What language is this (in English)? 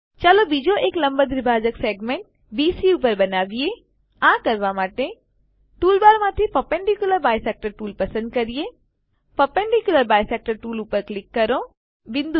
Gujarati